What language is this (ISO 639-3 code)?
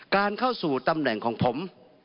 tha